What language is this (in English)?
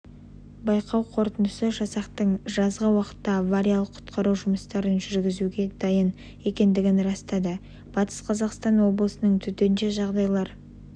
Kazakh